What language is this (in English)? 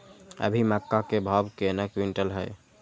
Maithili